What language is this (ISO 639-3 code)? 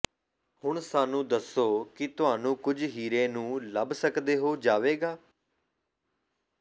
pan